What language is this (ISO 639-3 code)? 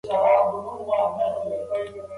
pus